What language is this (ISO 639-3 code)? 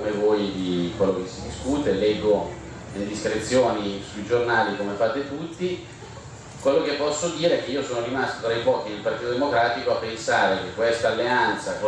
ita